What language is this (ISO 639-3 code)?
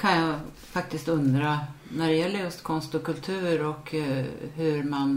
swe